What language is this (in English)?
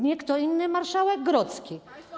Polish